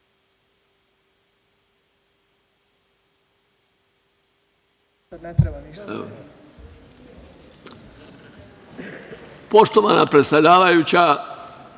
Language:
Serbian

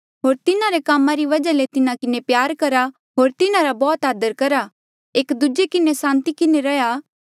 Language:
Mandeali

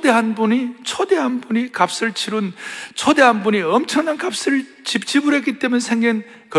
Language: Korean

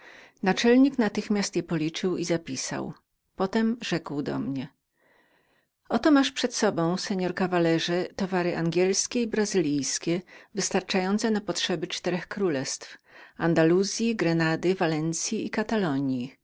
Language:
Polish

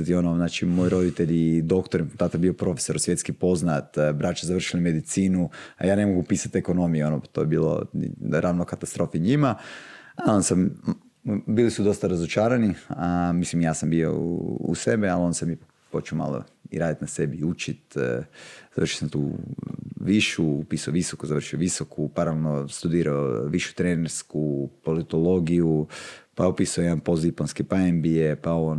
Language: Croatian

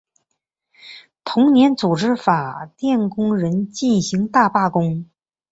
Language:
Chinese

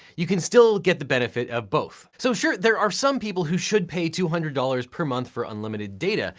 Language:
English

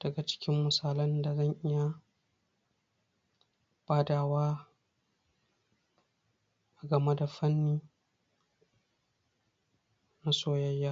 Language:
Hausa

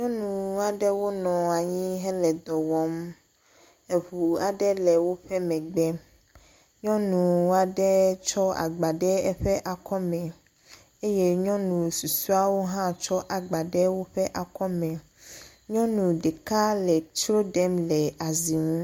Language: Ewe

